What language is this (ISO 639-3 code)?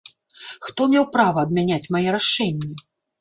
bel